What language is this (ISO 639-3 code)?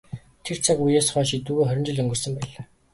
mon